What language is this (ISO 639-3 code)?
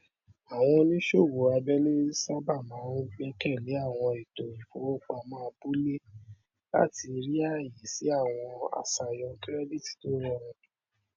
yor